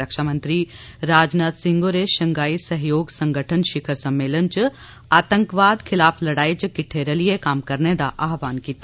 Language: Dogri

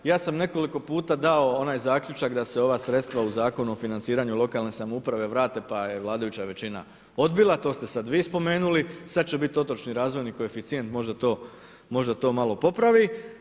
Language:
Croatian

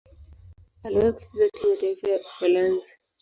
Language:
Swahili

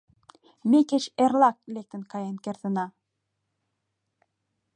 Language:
Mari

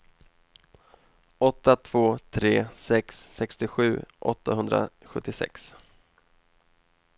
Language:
Swedish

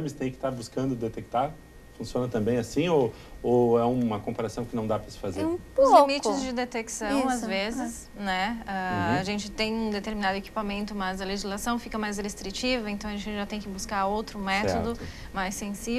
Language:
Portuguese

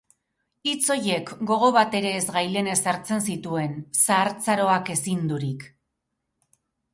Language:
Basque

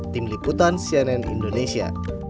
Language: Indonesian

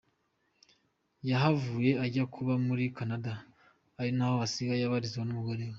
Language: Kinyarwanda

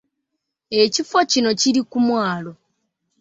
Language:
Ganda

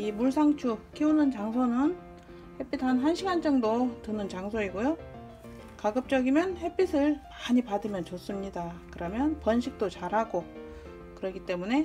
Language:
Korean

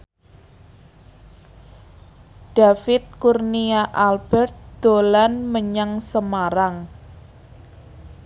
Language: Javanese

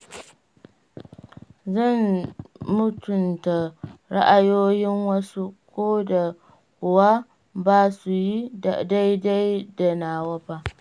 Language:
Hausa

